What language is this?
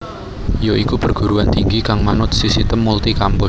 Javanese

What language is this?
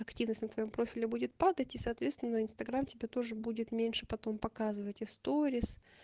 Russian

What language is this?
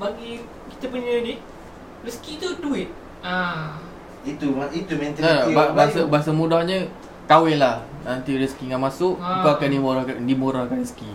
Malay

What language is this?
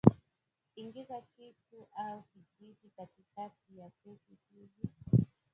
Swahili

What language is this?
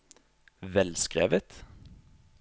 Norwegian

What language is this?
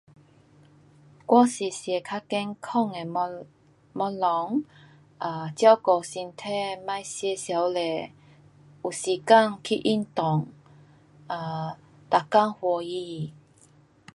Pu-Xian Chinese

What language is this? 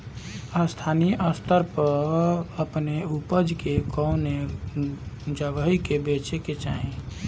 Bhojpuri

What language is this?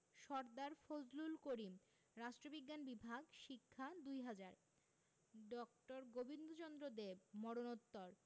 Bangla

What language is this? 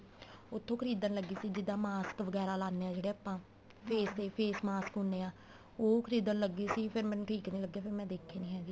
Punjabi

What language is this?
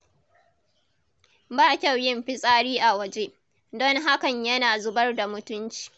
Hausa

